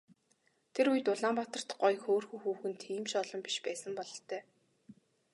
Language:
Mongolian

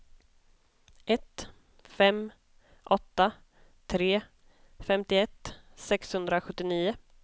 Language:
Swedish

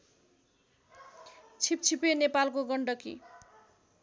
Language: Nepali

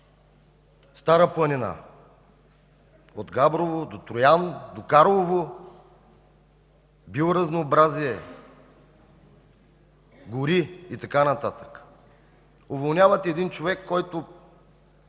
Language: Bulgarian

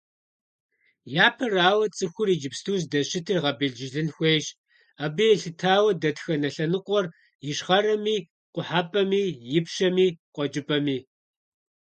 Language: Kabardian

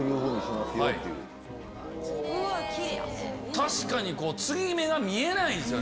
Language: Japanese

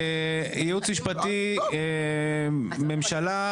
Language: Hebrew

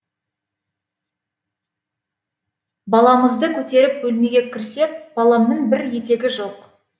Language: Kazakh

